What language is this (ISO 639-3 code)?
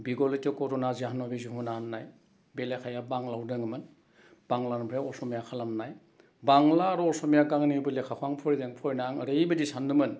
brx